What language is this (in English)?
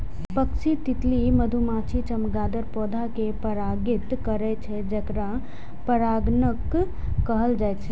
Maithili